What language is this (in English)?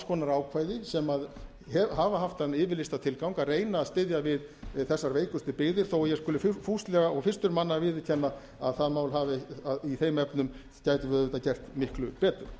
Icelandic